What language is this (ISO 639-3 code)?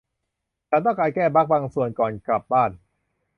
tha